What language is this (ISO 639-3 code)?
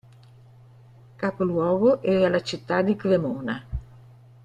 ita